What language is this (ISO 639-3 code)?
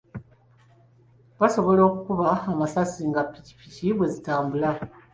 lug